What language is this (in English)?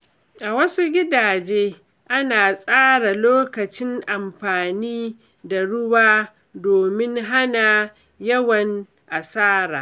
Hausa